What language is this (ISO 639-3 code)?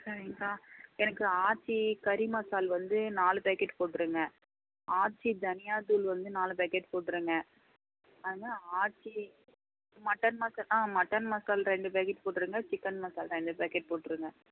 tam